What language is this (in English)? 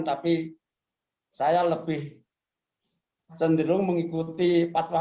Indonesian